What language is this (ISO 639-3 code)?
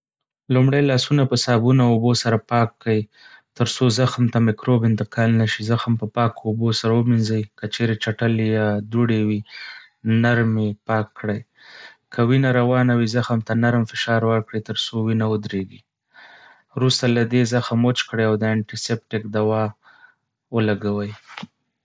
pus